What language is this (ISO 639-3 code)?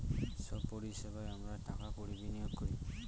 ben